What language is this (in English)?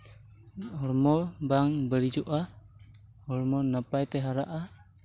Santali